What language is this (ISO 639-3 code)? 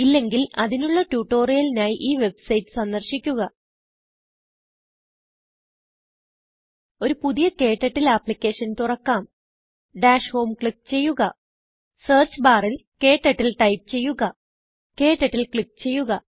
mal